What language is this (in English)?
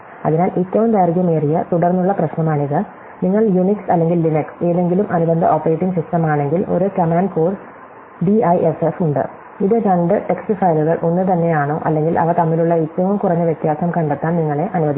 Malayalam